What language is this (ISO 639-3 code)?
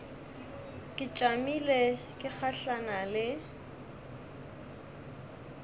nso